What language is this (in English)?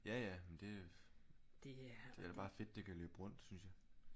Danish